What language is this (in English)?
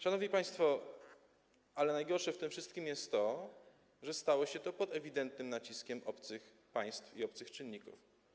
Polish